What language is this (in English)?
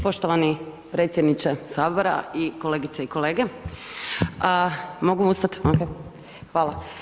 Croatian